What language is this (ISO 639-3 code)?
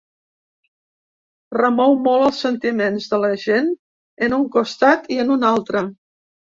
cat